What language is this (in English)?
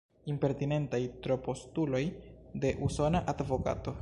Esperanto